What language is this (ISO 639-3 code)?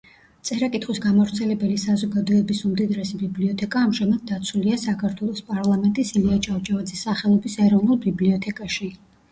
kat